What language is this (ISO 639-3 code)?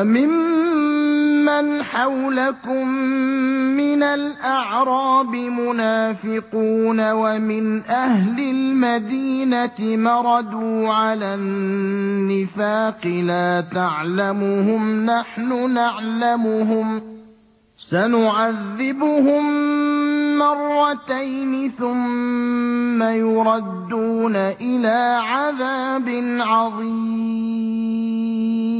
ara